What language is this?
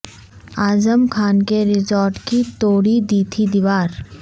Urdu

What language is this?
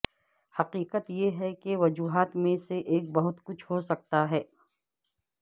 Urdu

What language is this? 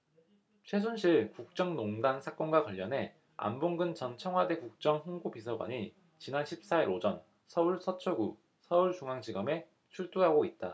Korean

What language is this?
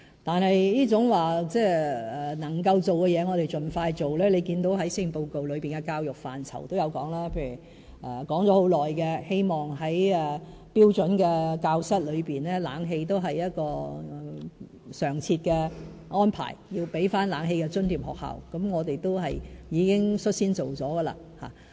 Cantonese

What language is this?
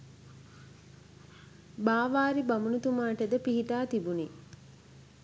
Sinhala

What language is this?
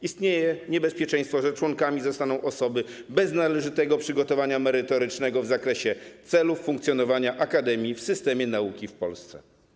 Polish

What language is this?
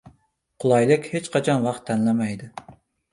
Uzbek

